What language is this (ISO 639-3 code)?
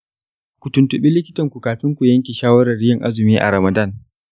hau